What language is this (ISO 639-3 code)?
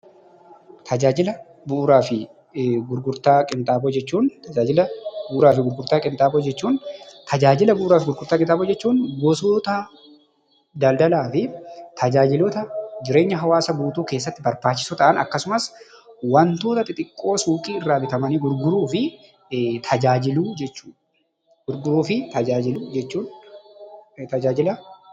orm